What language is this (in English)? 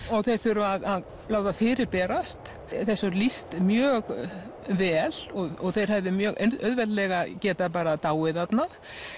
Icelandic